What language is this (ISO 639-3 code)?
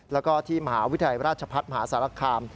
tha